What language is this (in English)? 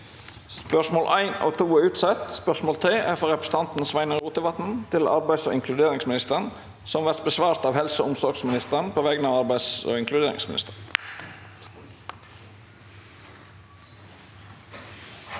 Norwegian